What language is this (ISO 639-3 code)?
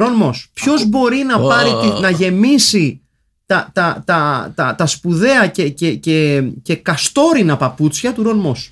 ell